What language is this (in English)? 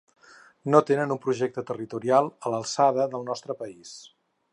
Catalan